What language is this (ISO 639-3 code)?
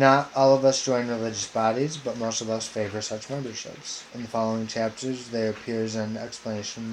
eng